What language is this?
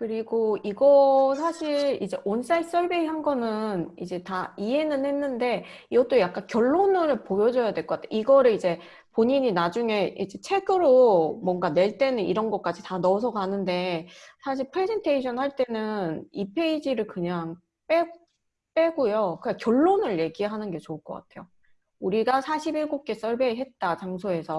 Korean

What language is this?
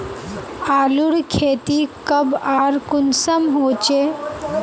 Magahi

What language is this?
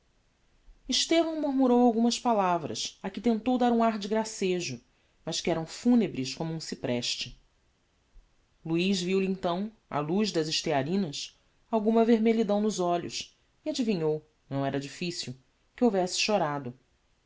Portuguese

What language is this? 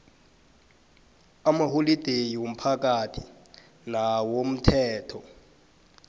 South Ndebele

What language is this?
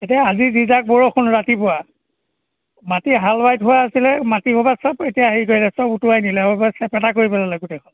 Assamese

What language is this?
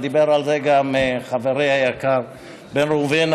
Hebrew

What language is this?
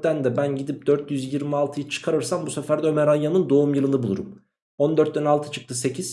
Turkish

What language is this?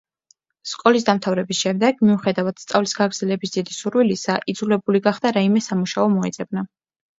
Georgian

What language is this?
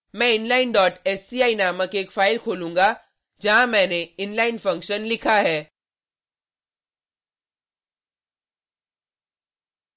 Hindi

